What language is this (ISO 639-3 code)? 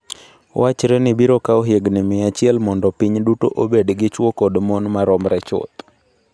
luo